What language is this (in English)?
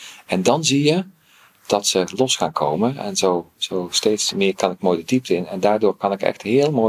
Dutch